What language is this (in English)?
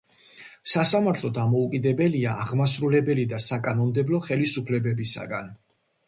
Georgian